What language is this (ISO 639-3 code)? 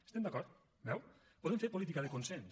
cat